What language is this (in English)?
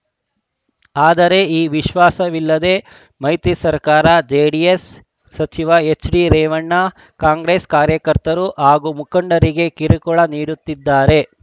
Kannada